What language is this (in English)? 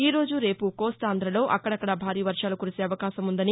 Telugu